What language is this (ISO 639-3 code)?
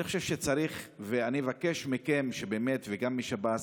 heb